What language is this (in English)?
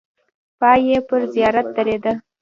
Pashto